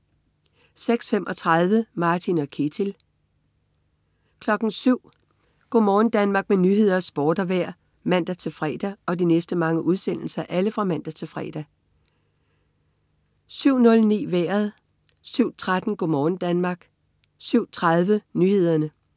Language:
Danish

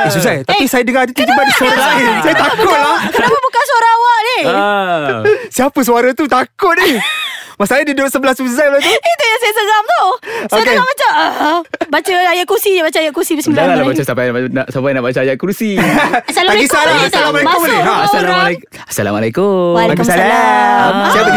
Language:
Malay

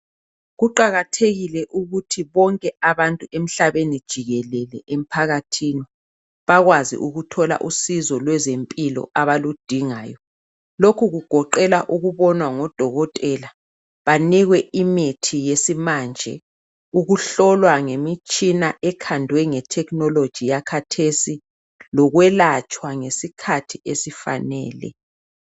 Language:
North Ndebele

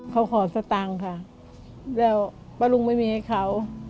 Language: Thai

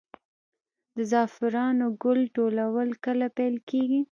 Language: Pashto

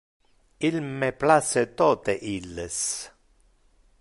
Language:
Interlingua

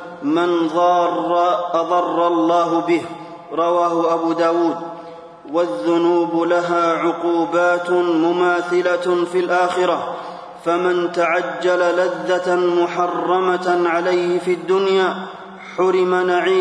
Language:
Arabic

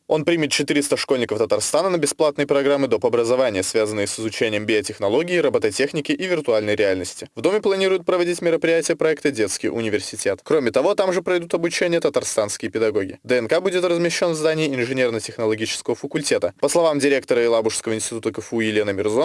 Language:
Russian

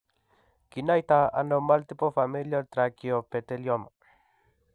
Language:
Kalenjin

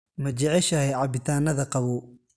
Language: Somali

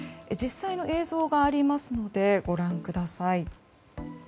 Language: Japanese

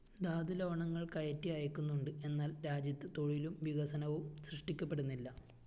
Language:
Malayalam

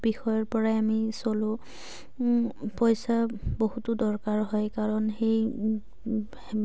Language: Assamese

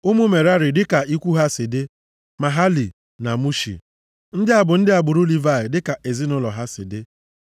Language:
Igbo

